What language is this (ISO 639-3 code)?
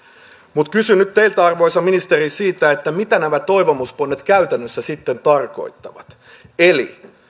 fin